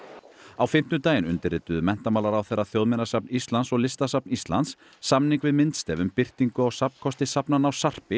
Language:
Icelandic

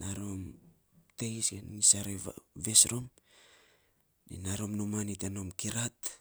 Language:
Saposa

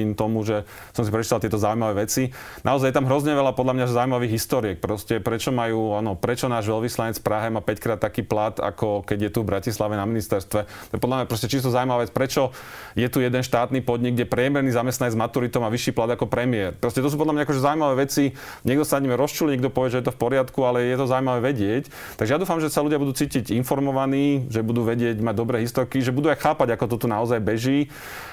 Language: Slovak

